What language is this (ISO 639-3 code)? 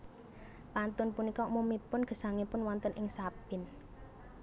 jav